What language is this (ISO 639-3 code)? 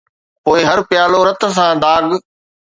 snd